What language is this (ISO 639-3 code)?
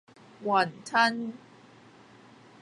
yue